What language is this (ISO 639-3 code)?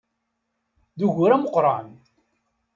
kab